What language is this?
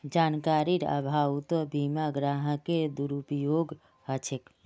Magahi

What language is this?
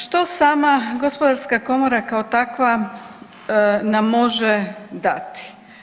Croatian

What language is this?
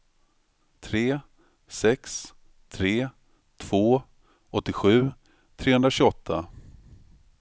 Swedish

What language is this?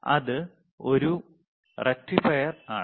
Malayalam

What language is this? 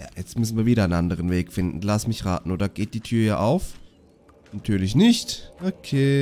German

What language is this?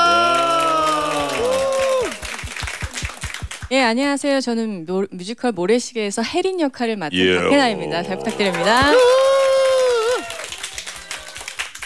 Korean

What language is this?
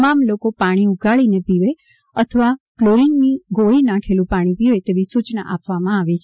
Gujarati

